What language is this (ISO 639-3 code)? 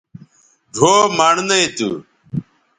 btv